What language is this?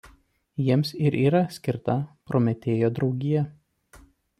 Lithuanian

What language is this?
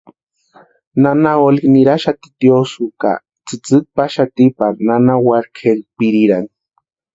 Western Highland Purepecha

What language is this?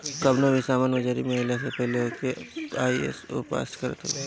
Bhojpuri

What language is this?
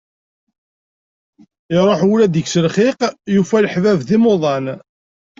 Kabyle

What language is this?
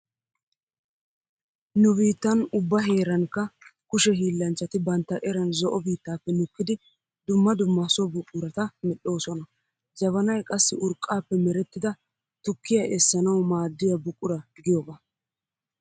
Wolaytta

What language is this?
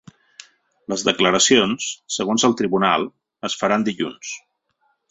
Catalan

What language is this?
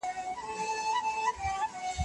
Pashto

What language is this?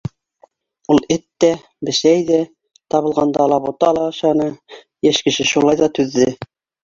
Bashkir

